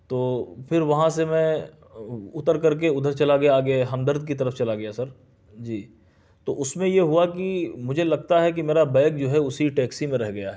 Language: Urdu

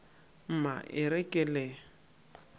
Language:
Northern Sotho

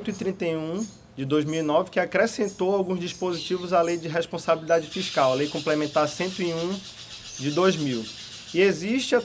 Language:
Portuguese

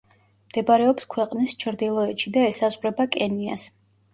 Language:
Georgian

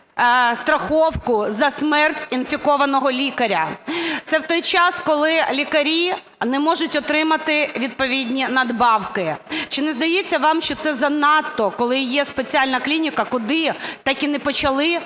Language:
Ukrainian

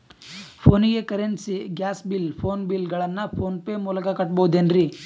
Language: Kannada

